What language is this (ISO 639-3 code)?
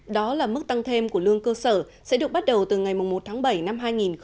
vie